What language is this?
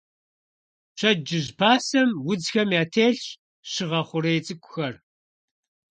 Kabardian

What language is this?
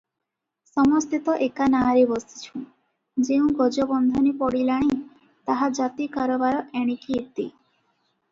Odia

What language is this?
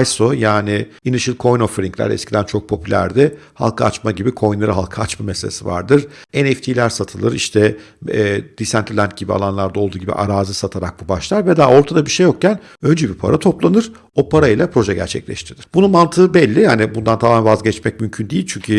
Turkish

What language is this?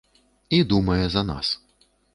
Belarusian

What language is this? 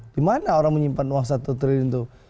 Indonesian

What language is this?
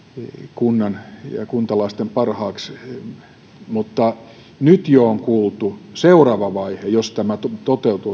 Finnish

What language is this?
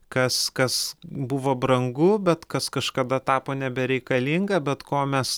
Lithuanian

